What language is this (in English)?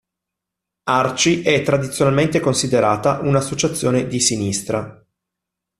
Italian